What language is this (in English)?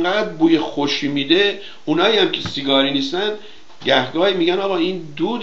Persian